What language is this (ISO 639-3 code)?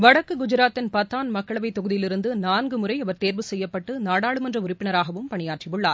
tam